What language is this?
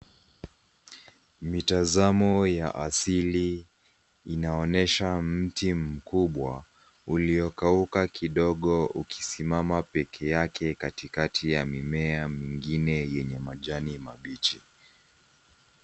Swahili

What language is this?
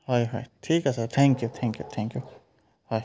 Assamese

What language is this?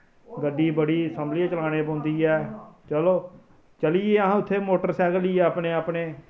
Dogri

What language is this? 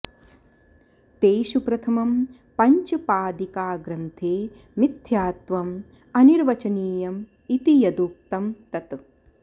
Sanskrit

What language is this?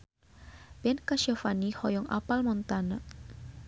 Sundanese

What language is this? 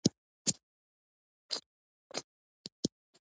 Pashto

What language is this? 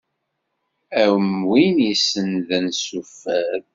Kabyle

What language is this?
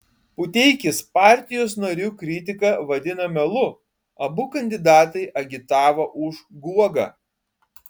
Lithuanian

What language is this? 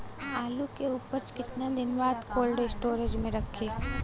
Bhojpuri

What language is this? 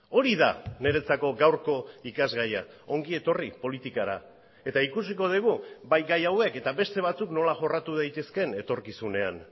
Basque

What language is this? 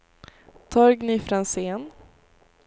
Swedish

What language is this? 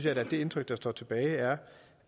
Danish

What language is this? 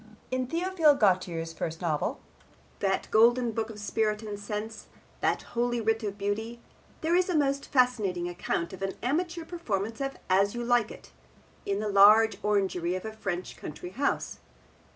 English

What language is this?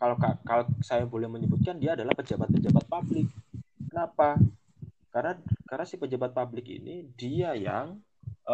Indonesian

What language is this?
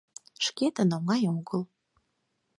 Mari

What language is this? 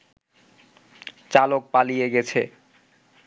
Bangla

